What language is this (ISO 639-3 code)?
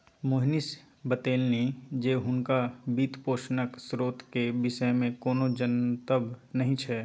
mai